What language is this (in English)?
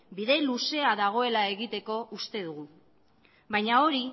Basque